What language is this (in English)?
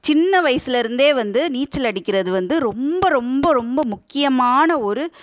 Tamil